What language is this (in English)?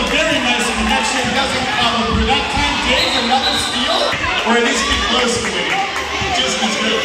English